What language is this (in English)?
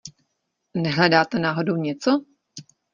Czech